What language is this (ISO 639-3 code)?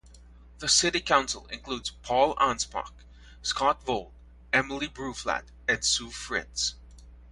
eng